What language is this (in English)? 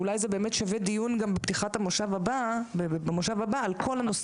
Hebrew